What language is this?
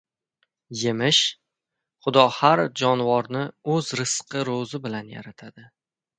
Uzbek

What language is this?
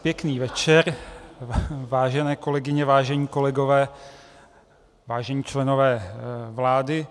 Czech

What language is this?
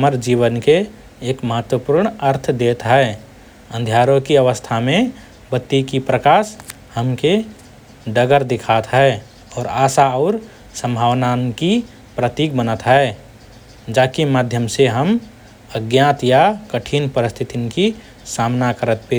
Rana Tharu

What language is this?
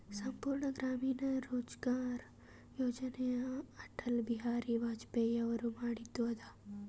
Kannada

